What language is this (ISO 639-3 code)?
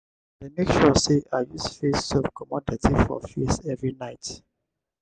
pcm